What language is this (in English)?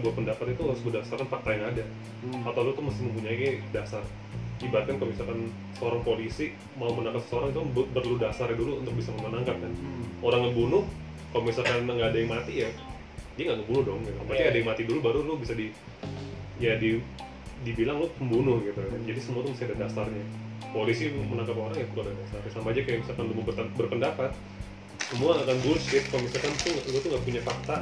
Indonesian